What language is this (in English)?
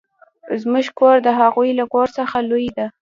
Pashto